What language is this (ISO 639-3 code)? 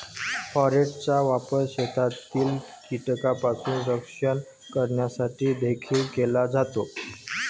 mar